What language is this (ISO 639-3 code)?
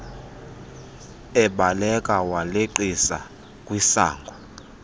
xho